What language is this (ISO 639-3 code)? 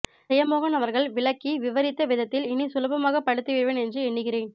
tam